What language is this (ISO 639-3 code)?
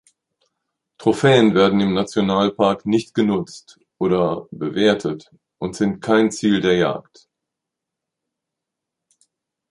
deu